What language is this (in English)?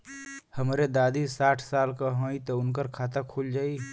Bhojpuri